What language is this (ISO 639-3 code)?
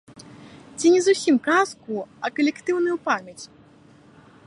bel